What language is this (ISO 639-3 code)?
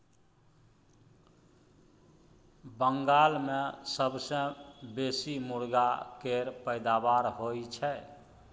mai